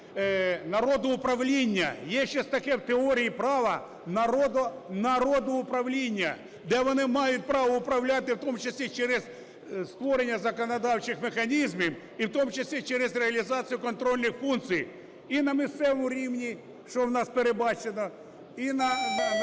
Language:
Ukrainian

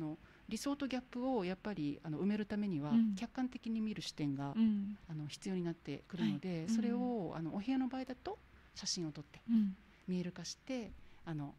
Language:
Japanese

